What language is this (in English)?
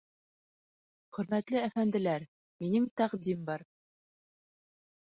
Bashkir